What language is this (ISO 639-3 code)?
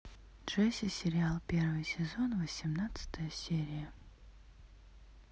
rus